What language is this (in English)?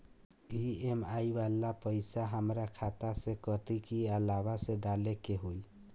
Bhojpuri